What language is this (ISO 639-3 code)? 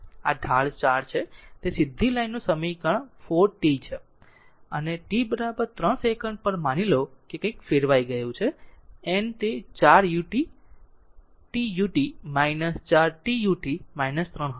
guj